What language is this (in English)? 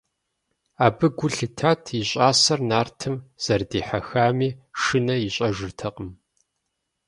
Kabardian